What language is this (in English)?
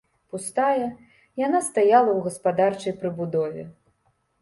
Belarusian